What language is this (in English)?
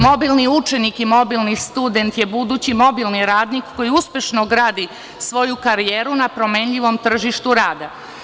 Serbian